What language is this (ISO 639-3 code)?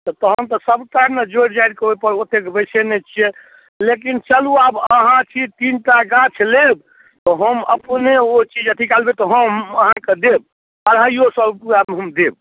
mai